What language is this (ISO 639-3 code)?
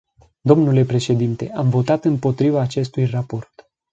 ron